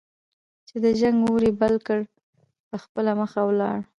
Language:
Pashto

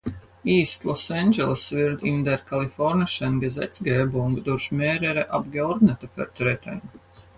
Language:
German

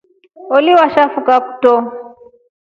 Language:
Rombo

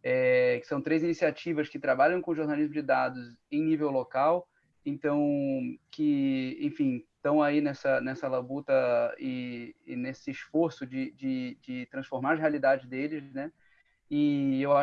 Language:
Portuguese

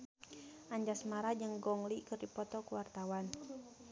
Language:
Sundanese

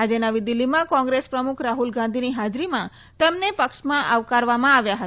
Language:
Gujarati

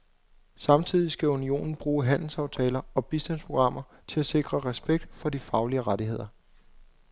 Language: Danish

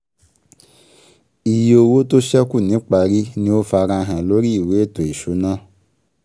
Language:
Yoruba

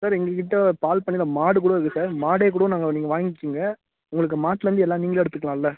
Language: Tamil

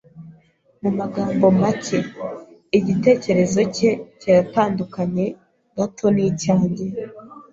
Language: Kinyarwanda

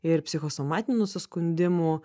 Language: Lithuanian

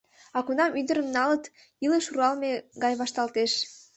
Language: Mari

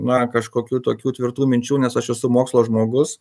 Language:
Lithuanian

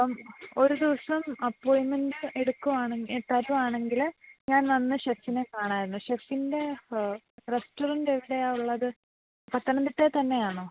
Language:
Malayalam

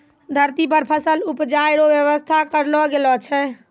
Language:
Maithili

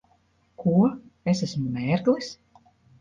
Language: Latvian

